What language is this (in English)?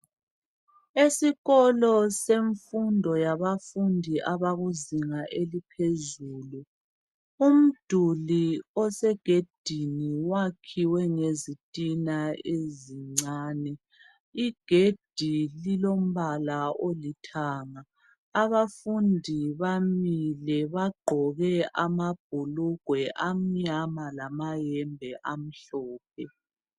North Ndebele